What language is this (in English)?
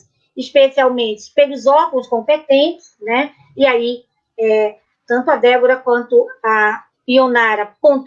Portuguese